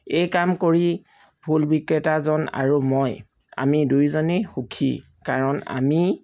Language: Assamese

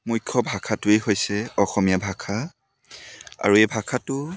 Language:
Assamese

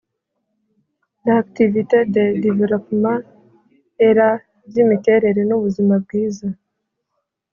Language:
Kinyarwanda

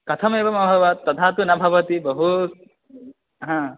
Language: Sanskrit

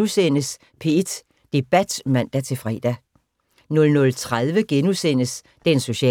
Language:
Danish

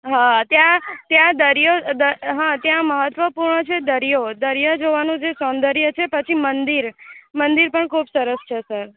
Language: Gujarati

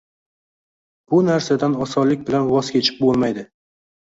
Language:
Uzbek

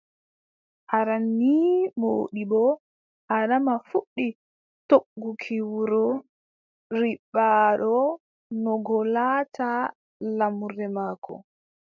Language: Adamawa Fulfulde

